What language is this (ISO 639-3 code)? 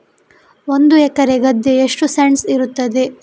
kan